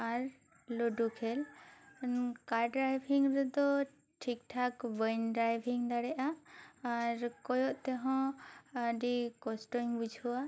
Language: Santali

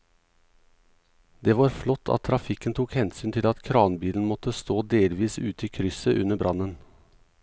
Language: Norwegian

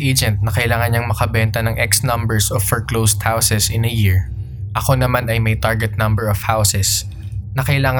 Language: Filipino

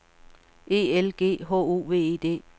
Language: Danish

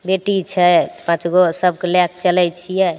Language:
Maithili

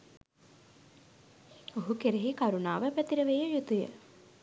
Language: Sinhala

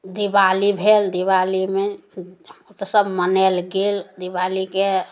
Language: Maithili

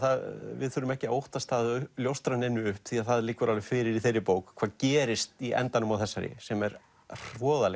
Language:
Icelandic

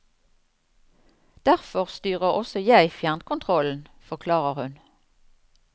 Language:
Norwegian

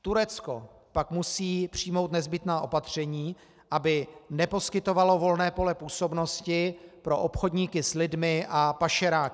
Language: Czech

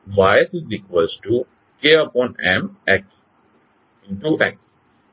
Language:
Gujarati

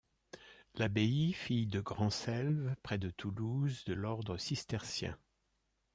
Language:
French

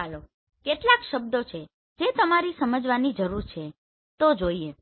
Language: Gujarati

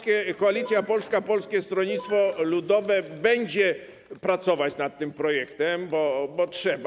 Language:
Polish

